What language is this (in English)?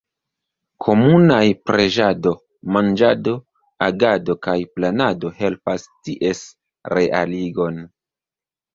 Esperanto